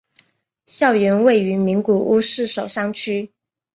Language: Chinese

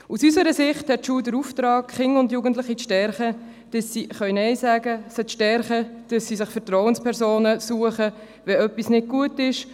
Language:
Swiss German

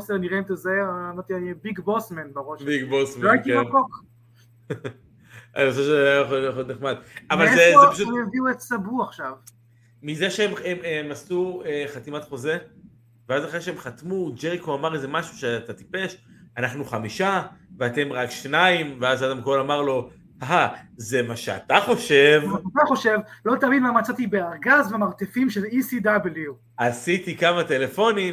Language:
Hebrew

